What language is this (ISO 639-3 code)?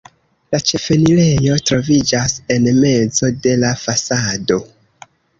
epo